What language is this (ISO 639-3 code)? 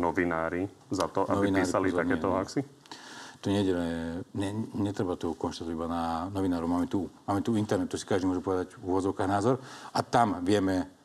slk